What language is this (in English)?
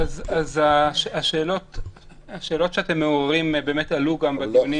Hebrew